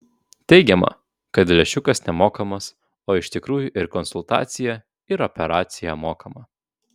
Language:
Lithuanian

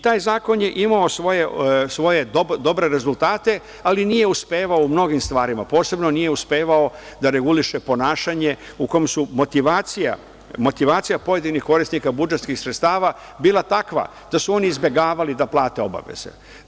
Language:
Serbian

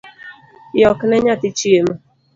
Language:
Luo (Kenya and Tanzania)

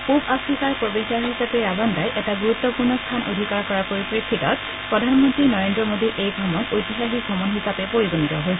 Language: Assamese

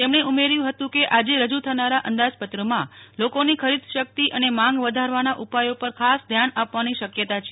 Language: Gujarati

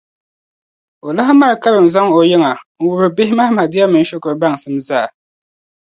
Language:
Dagbani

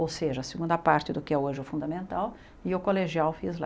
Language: Portuguese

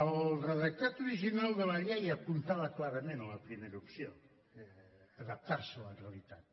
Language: Catalan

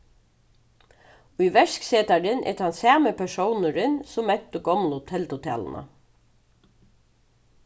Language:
Faroese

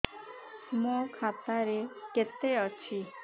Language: Odia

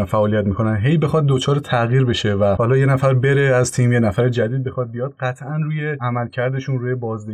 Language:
Persian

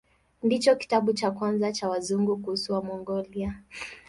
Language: Swahili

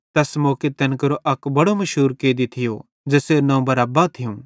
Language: Bhadrawahi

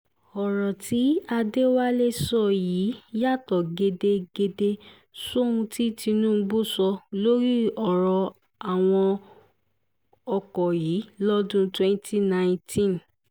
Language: Yoruba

